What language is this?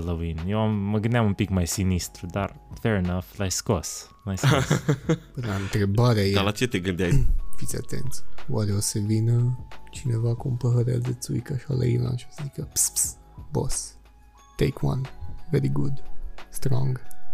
Romanian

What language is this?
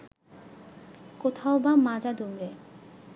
Bangla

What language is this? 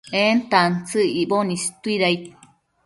Matsés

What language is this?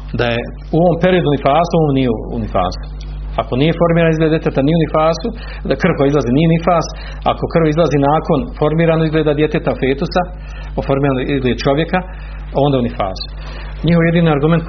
Croatian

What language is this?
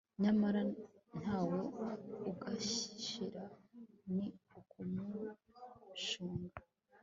Kinyarwanda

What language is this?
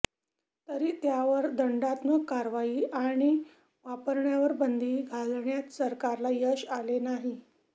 Marathi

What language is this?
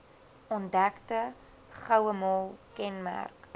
Afrikaans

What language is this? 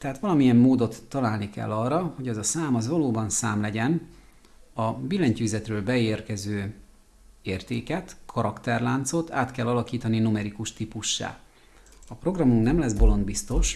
Hungarian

